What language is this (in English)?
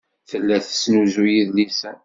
Kabyle